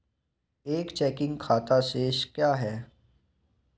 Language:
Hindi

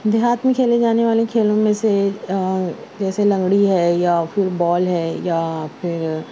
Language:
Urdu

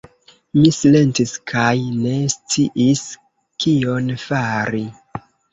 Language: Esperanto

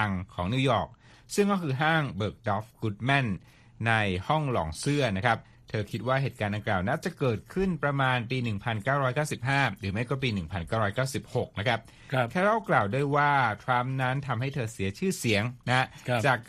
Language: Thai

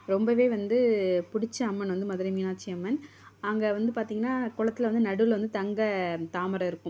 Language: Tamil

